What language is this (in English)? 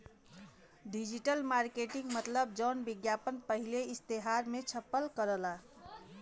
Bhojpuri